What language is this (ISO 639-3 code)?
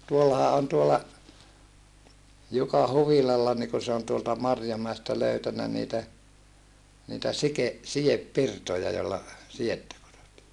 fin